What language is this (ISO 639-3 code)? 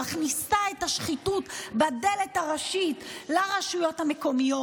heb